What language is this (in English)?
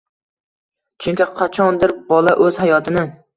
Uzbek